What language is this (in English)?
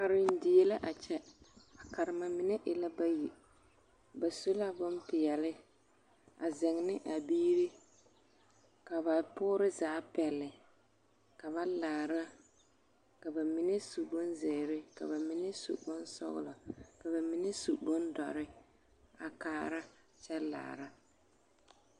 Southern Dagaare